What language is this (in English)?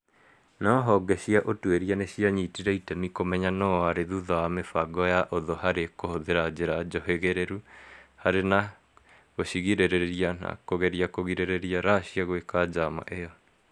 Kikuyu